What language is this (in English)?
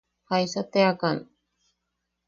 Yaqui